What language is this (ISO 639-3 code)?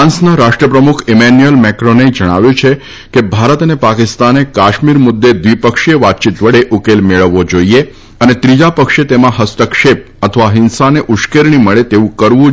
guj